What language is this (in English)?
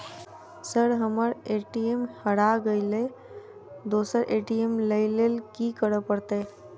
Maithili